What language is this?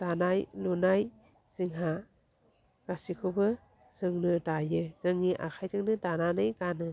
Bodo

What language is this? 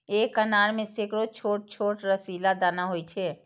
Maithili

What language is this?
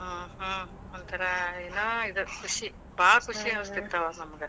Kannada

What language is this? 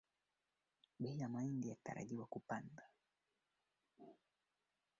Swahili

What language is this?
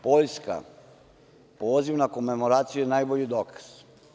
Serbian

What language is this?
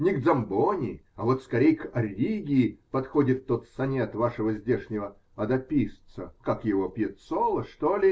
Russian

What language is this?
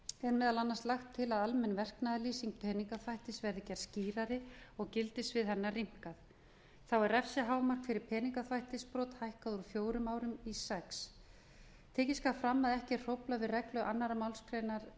Icelandic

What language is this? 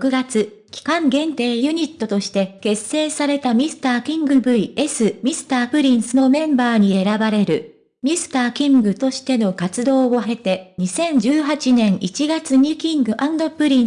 Japanese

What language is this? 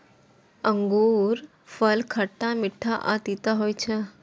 Maithili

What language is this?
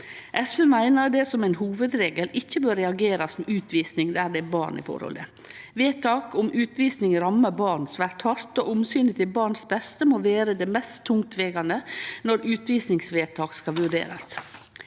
Norwegian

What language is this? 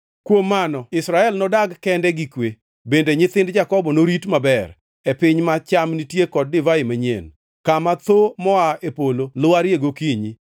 Luo (Kenya and Tanzania)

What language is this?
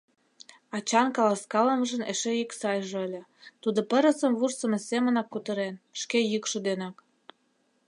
Mari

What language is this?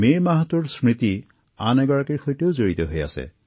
Assamese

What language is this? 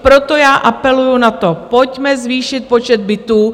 Czech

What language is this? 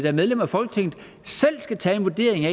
Danish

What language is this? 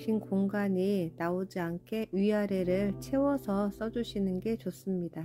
Korean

